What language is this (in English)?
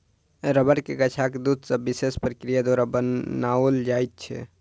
Maithili